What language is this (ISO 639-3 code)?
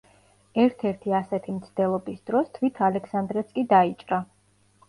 kat